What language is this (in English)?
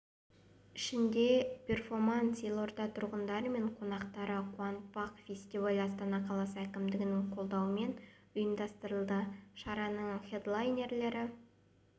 Kazakh